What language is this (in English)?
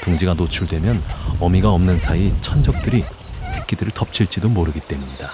Korean